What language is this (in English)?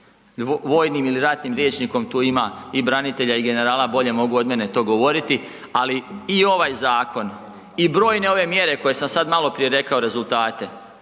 Croatian